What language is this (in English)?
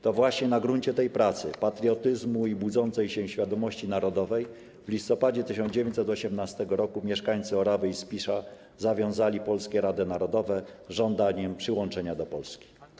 Polish